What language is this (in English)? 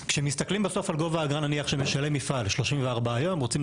Hebrew